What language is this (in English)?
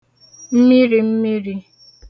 Igbo